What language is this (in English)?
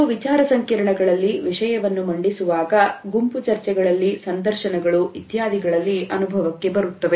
Kannada